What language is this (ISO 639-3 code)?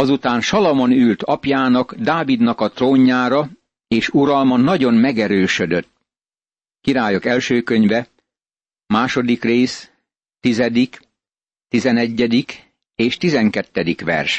hun